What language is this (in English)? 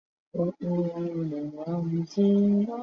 Chinese